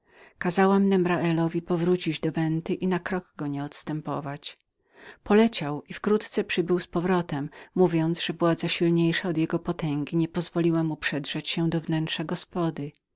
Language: Polish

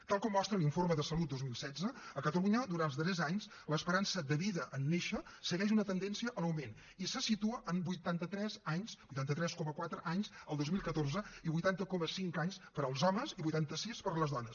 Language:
Catalan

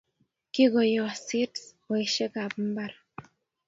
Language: Kalenjin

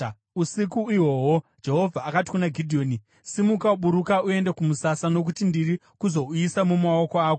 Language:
Shona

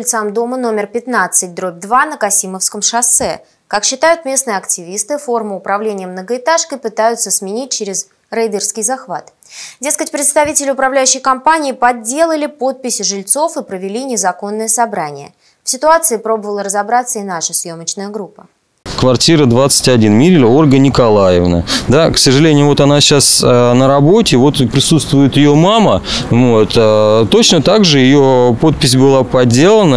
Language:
Russian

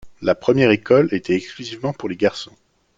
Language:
French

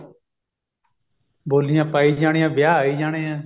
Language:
Punjabi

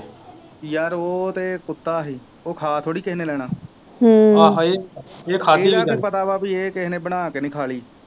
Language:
Punjabi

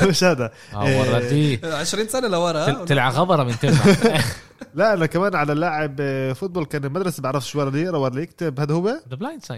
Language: Arabic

